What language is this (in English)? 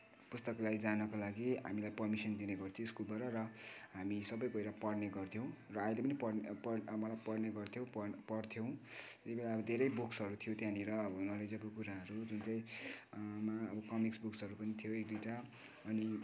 Nepali